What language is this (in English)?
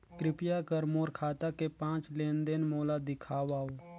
Chhattisgarhi